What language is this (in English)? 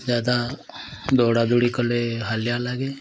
Odia